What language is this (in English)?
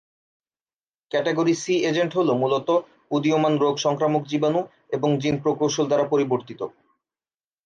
Bangla